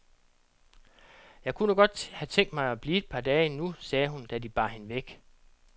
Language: Danish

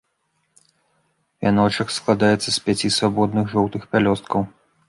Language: Belarusian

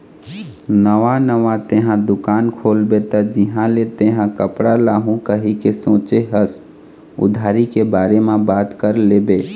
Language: Chhattisgarhi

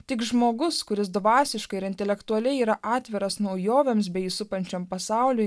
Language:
Lithuanian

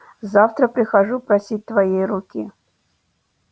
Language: Russian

